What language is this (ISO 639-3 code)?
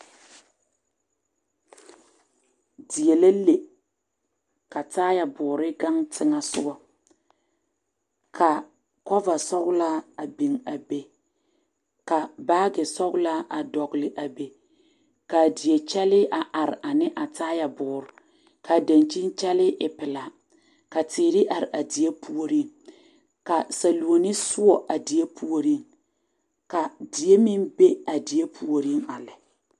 dga